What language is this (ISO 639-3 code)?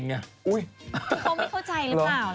tha